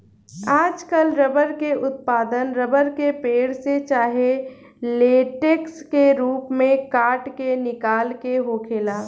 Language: Bhojpuri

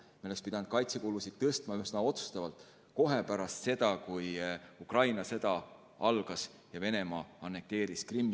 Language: Estonian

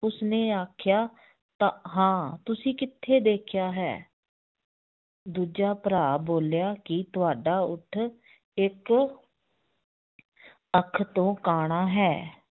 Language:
Punjabi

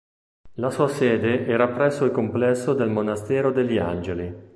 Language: Italian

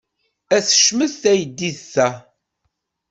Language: Kabyle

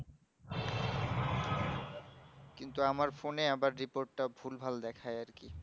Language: Bangla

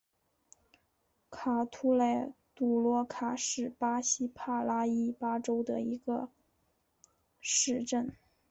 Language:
Chinese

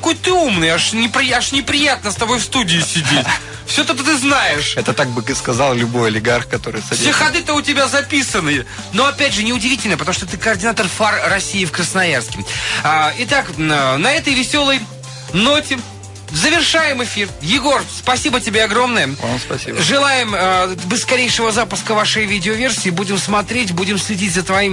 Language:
Russian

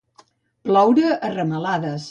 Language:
Catalan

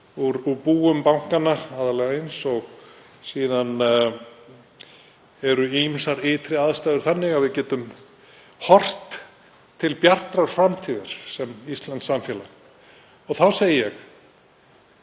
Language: Icelandic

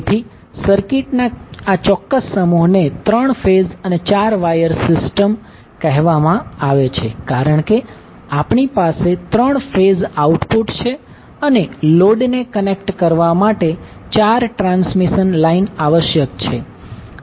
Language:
Gujarati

